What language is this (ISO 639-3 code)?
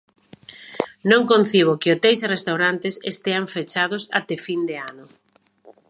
glg